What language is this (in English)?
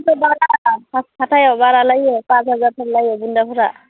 Bodo